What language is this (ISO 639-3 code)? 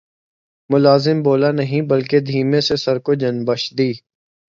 urd